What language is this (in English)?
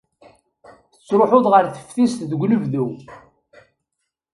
Kabyle